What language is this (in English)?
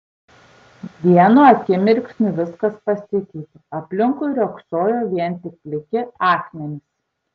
Lithuanian